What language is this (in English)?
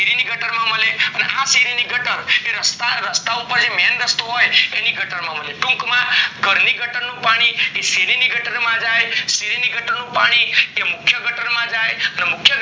Gujarati